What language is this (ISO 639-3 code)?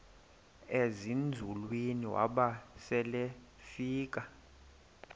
xho